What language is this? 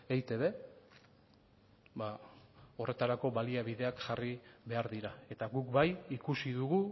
Basque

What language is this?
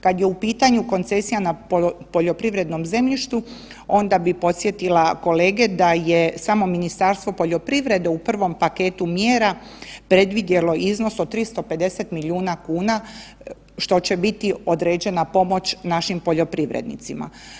Croatian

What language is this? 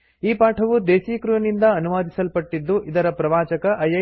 Kannada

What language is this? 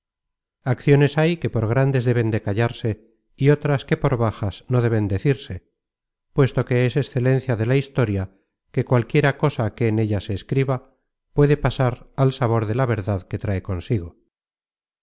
Spanish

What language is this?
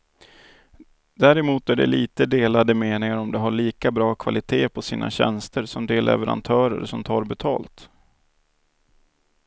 Swedish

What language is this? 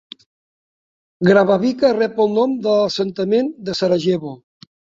Catalan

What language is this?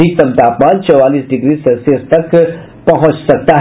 Hindi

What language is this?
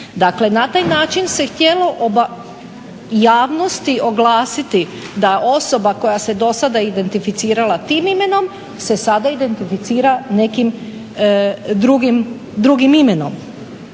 Croatian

